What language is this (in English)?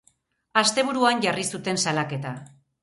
Basque